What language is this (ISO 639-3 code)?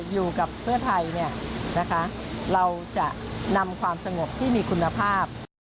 tha